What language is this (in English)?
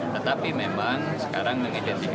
Indonesian